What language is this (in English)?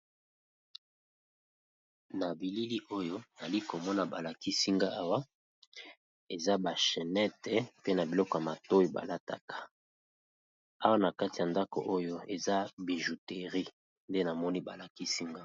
Lingala